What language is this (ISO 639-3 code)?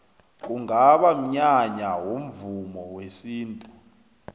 nbl